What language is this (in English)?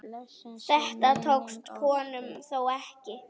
Icelandic